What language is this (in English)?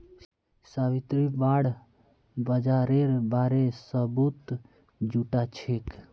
Magahi